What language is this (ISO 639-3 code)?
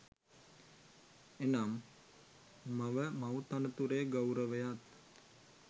sin